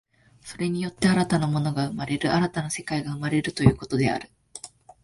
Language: Japanese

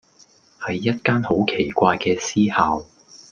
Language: Cantonese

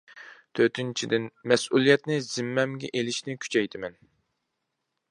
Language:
Uyghur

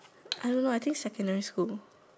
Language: English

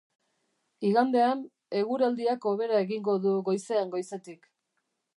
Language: Basque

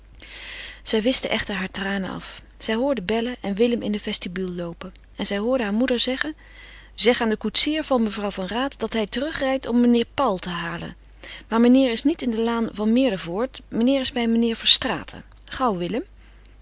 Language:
Dutch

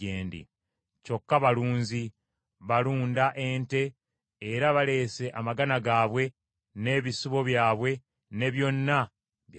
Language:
Ganda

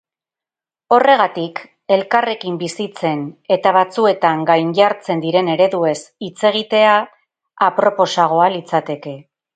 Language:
Basque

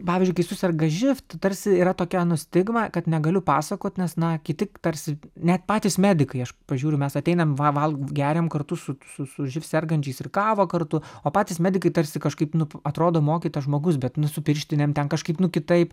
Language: Lithuanian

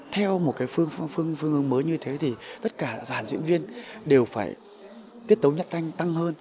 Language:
Vietnamese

